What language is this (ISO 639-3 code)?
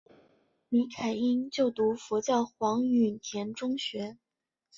zho